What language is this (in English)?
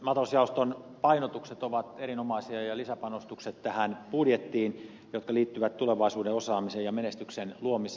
Finnish